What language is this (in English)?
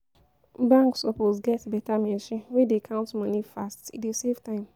Nigerian Pidgin